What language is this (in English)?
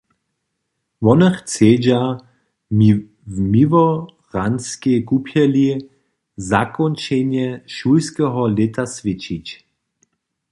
Upper Sorbian